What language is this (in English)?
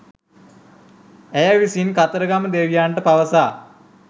Sinhala